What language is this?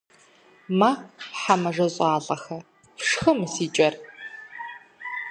Kabardian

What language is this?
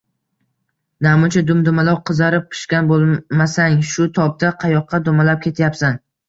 Uzbek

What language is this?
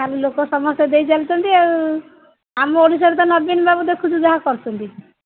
Odia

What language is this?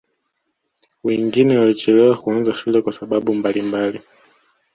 Swahili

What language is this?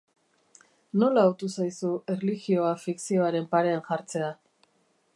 Basque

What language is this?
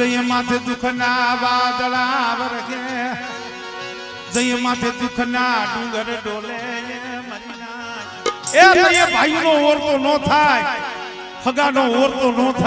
Arabic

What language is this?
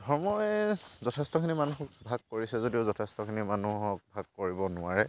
Assamese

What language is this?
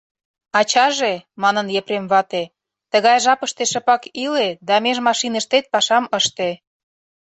Mari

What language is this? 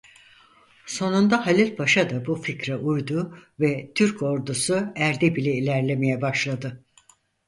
Turkish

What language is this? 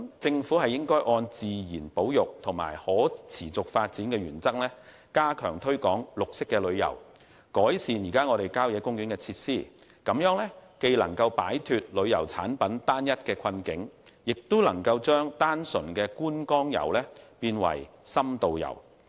Cantonese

